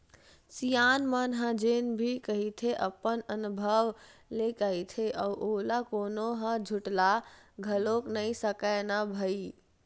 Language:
Chhattisgarhi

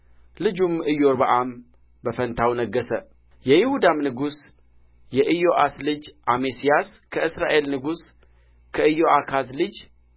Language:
Amharic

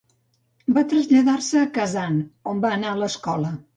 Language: Catalan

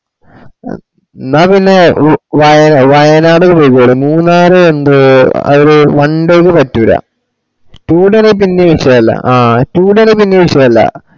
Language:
Malayalam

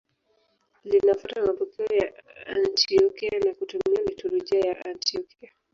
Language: Swahili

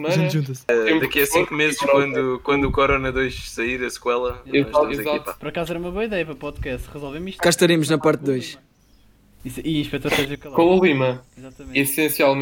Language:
Portuguese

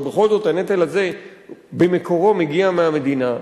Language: Hebrew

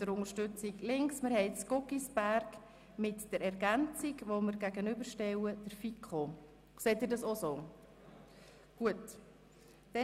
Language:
Swiss German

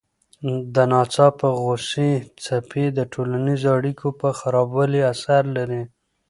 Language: Pashto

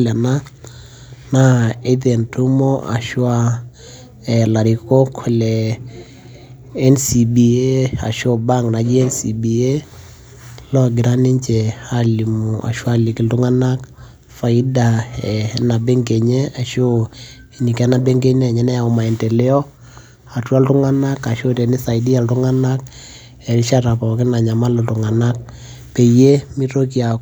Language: Masai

